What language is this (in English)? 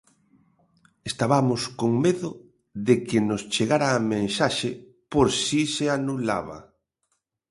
Galician